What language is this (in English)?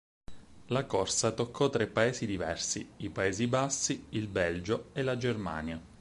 Italian